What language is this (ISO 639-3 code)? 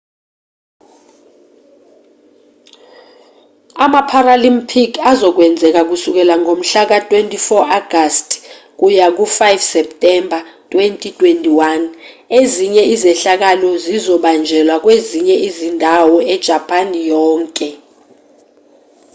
zul